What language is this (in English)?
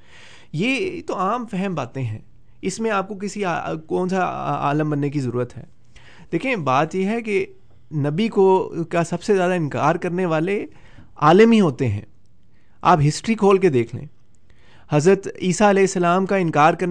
Urdu